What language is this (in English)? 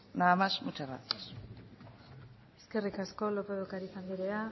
Basque